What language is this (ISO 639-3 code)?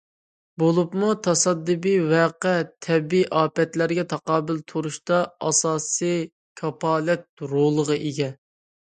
uig